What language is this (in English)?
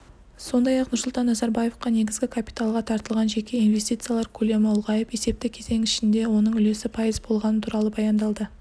Kazakh